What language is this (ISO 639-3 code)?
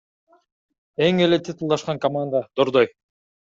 kir